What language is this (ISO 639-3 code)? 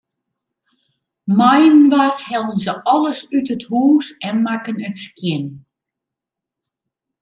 fry